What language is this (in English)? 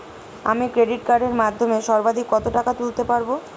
Bangla